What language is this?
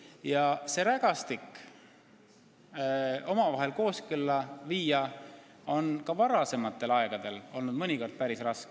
Estonian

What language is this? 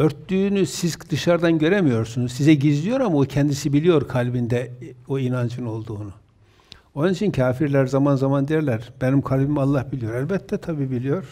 Turkish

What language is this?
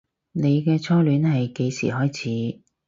Cantonese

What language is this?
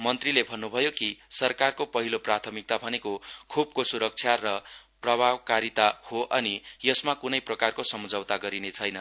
Nepali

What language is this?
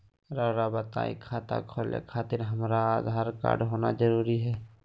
Magahi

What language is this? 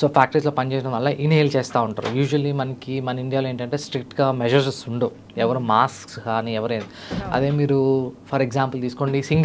Telugu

